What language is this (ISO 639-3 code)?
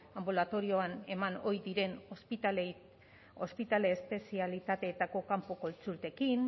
eus